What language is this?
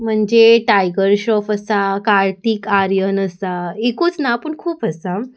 Konkani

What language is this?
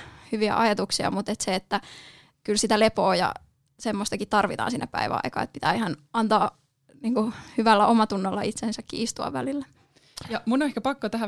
Finnish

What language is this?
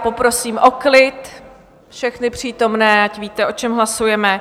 Czech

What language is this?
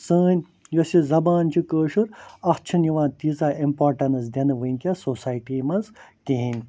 Kashmiri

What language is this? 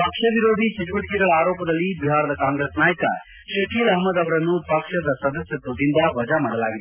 Kannada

